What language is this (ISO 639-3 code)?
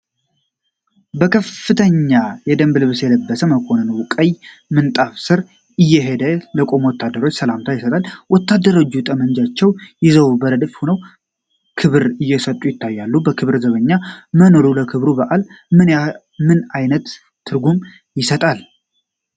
amh